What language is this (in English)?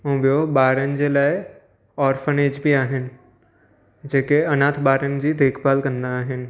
Sindhi